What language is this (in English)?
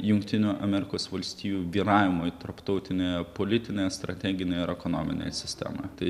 Lithuanian